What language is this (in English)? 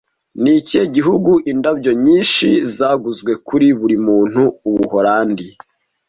Kinyarwanda